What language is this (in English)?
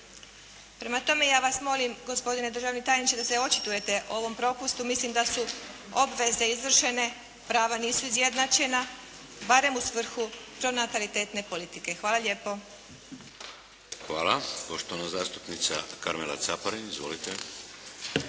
Croatian